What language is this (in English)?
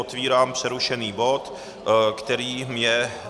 Czech